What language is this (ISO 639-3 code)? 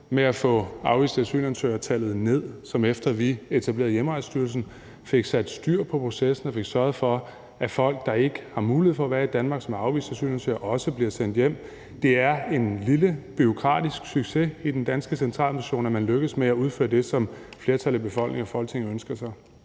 dan